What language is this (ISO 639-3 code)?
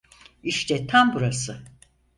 tur